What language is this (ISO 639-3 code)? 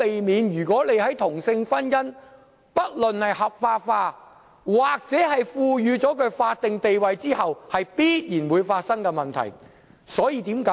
yue